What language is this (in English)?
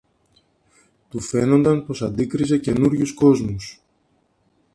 Greek